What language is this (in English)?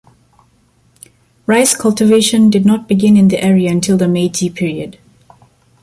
English